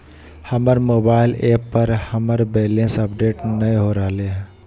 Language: Magahi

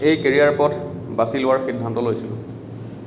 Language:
Assamese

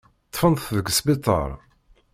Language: Kabyle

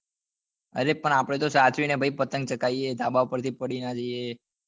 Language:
Gujarati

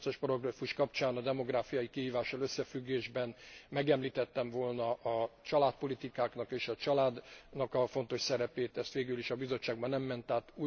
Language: Hungarian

